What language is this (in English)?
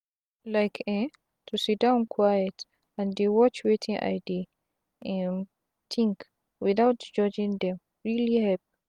Nigerian Pidgin